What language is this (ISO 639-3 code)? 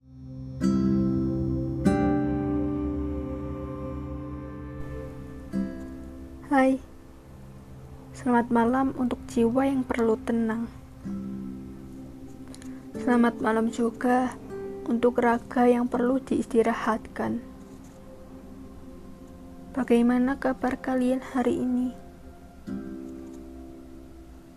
ind